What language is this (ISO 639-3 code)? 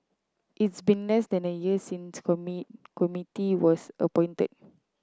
eng